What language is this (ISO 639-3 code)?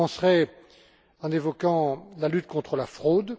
fra